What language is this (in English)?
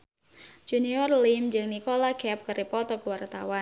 Sundanese